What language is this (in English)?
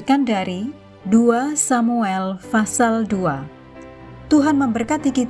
Indonesian